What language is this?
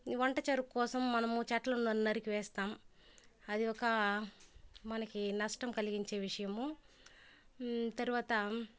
Telugu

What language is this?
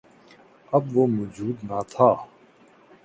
Urdu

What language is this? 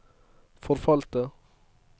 Norwegian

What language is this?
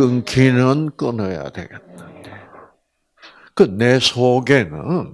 Korean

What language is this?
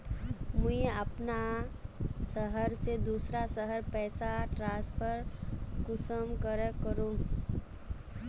Magahi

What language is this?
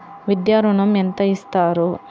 Telugu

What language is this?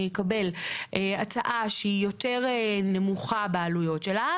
Hebrew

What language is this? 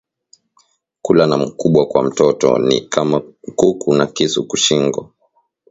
Swahili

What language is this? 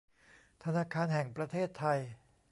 Thai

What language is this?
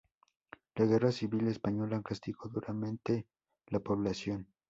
Spanish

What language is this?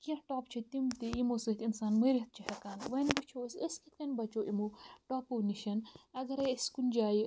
Kashmiri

